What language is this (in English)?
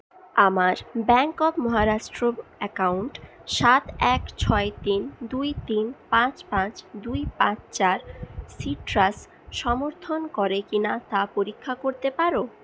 Bangla